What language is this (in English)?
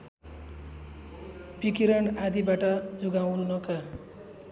Nepali